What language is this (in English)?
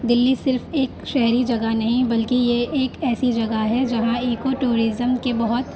Urdu